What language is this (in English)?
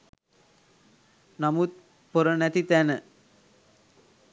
Sinhala